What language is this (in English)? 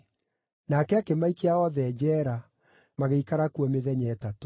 Kikuyu